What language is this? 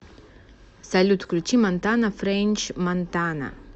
Russian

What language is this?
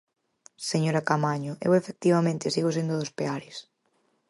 Galician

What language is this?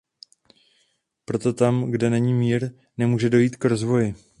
Czech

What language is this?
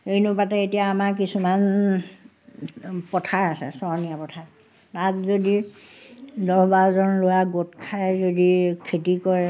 Assamese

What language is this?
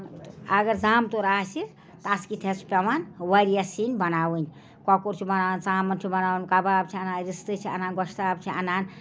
Kashmiri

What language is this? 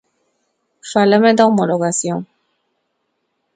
Galician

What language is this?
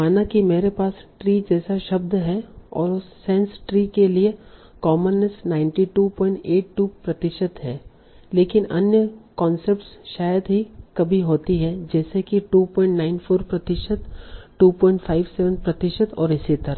Hindi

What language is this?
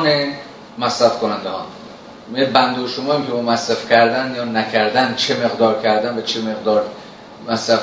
Persian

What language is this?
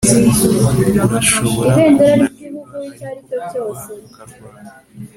Kinyarwanda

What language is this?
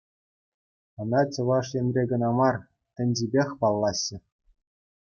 Chuvash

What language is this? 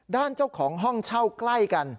Thai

